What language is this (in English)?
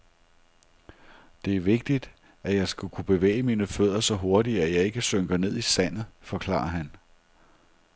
Danish